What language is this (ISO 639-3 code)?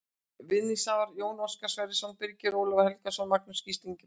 isl